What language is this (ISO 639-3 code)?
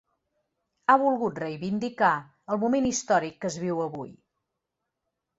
cat